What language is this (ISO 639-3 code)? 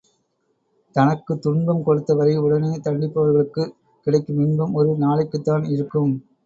tam